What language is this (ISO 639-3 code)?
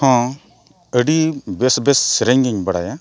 sat